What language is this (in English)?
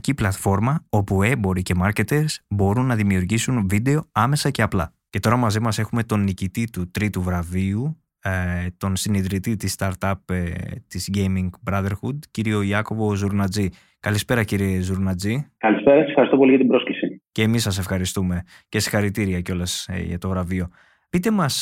Greek